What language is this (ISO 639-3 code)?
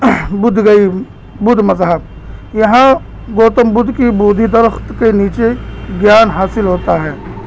urd